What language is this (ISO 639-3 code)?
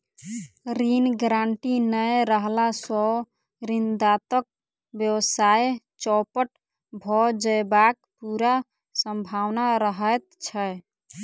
mai